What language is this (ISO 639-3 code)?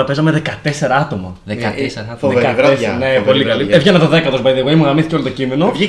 ell